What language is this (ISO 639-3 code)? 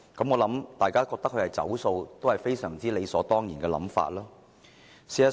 yue